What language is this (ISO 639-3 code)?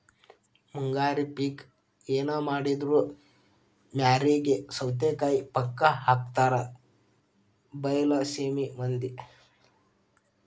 kan